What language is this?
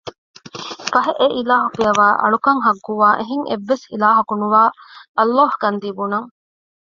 Divehi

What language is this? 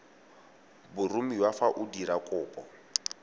Tswana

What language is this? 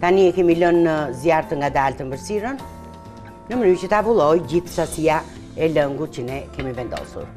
Romanian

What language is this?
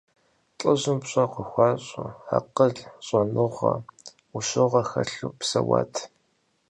Kabardian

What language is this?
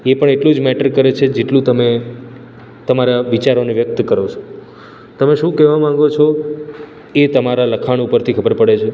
Gujarati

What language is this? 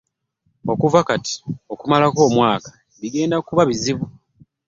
Ganda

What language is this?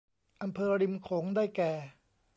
Thai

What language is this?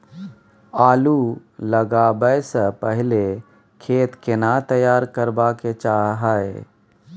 Maithili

